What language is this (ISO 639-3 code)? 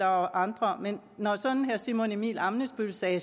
dan